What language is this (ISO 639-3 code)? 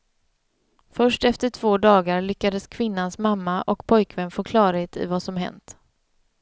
swe